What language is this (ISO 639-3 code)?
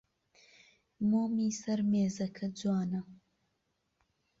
ckb